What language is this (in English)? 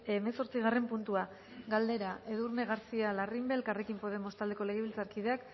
Basque